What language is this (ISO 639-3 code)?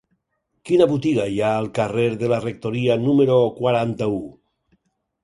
cat